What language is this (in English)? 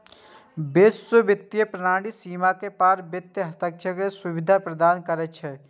Maithili